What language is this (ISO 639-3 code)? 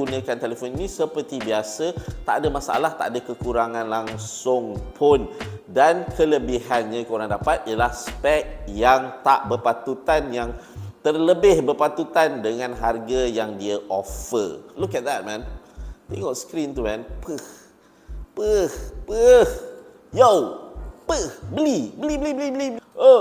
msa